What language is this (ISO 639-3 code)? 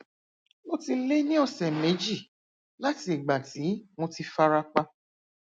yor